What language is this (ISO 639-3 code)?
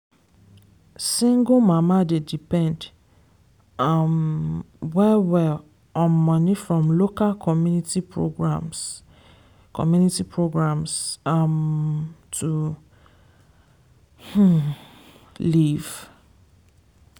pcm